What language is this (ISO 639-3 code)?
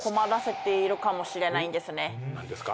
jpn